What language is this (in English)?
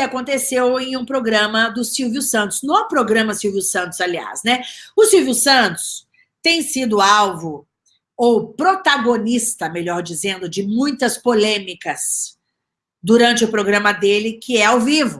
Portuguese